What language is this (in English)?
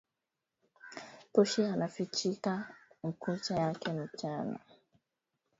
Swahili